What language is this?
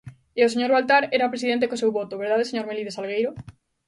Galician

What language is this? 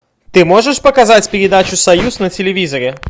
Russian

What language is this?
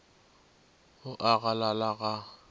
Northern Sotho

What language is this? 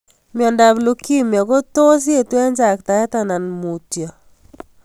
Kalenjin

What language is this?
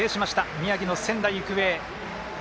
Japanese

